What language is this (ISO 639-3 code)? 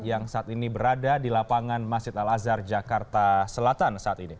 ind